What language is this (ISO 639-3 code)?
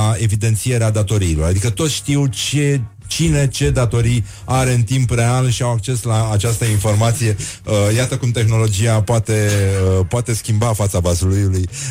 ron